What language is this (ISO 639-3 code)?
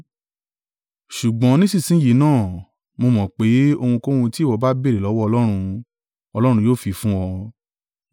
yor